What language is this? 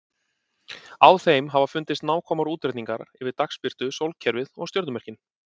Icelandic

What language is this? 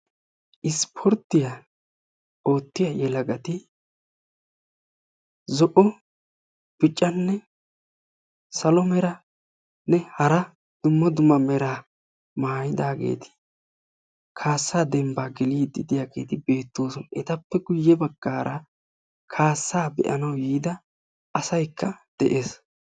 Wolaytta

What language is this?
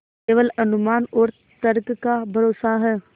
Hindi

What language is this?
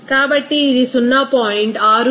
Telugu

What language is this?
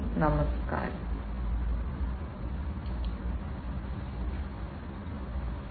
Malayalam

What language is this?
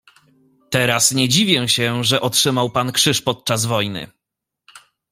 Polish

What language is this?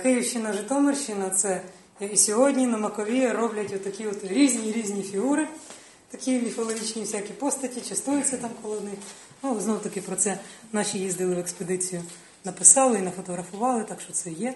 Ukrainian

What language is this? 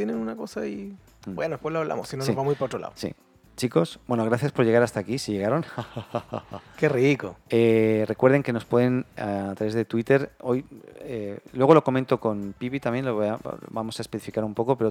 Spanish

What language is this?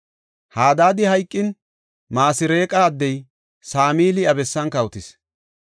Gofa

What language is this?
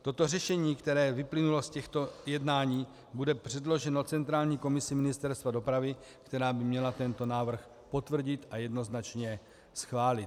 Czech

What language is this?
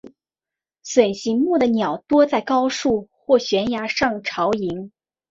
Chinese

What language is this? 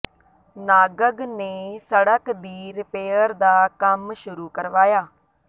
Punjabi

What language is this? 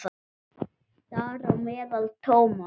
Icelandic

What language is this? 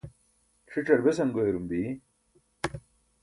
Burushaski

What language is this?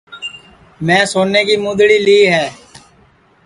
Sansi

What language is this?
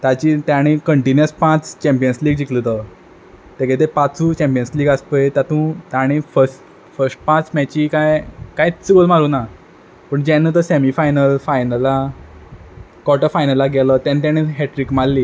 Konkani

